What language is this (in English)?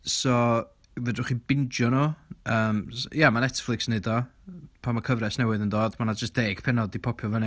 Welsh